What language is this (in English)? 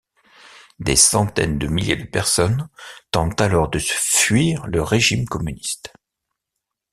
French